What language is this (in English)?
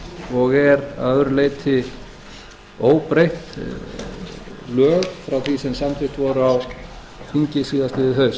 Icelandic